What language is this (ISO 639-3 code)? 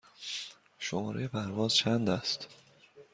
fas